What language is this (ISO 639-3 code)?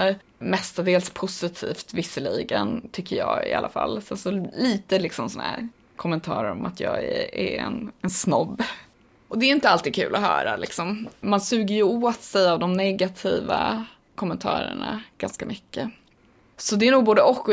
swe